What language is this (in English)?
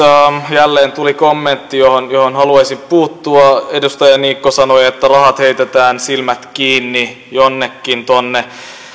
Finnish